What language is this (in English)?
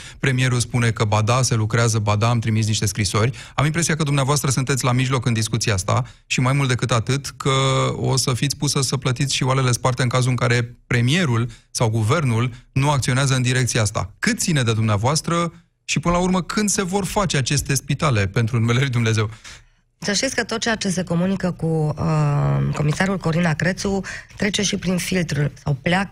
Romanian